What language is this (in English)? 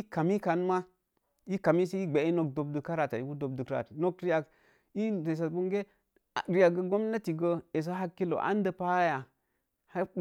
Mom Jango